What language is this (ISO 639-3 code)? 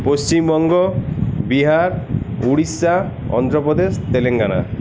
ben